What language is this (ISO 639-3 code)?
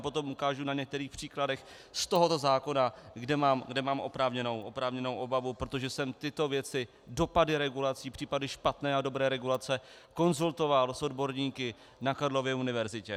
ces